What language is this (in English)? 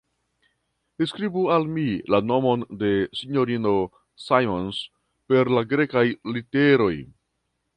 Esperanto